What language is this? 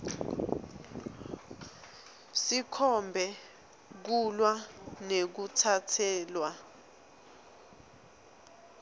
Swati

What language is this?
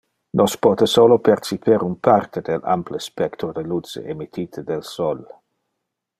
Interlingua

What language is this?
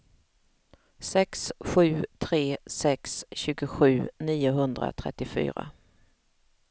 Swedish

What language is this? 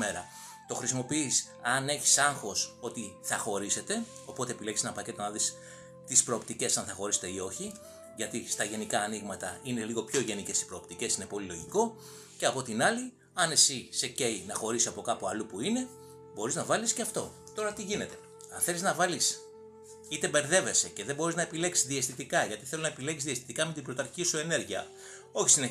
Greek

